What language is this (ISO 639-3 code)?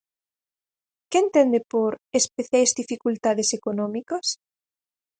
glg